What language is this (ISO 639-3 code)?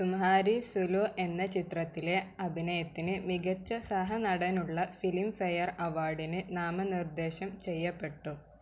mal